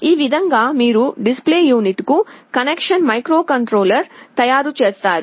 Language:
Telugu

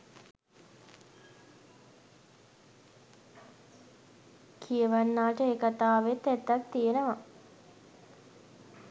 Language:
Sinhala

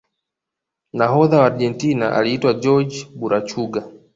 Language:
Swahili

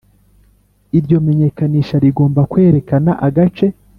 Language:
Kinyarwanda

